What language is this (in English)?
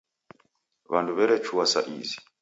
Taita